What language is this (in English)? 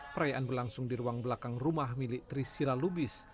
Indonesian